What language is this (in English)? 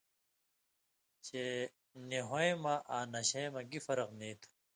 Indus Kohistani